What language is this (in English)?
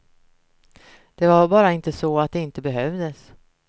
Swedish